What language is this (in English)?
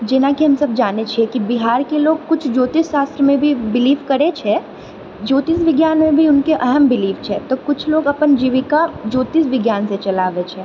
Maithili